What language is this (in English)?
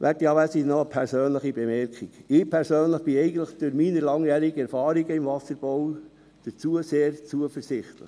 Swiss German